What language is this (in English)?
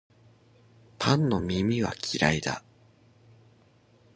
Japanese